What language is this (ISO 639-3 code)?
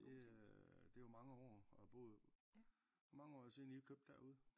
dan